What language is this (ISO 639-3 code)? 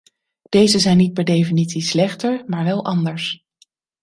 nld